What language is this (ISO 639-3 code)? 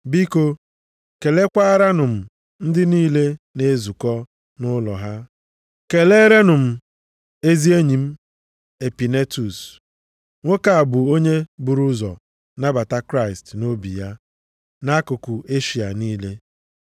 ibo